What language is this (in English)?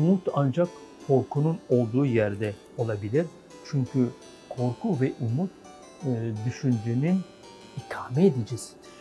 Turkish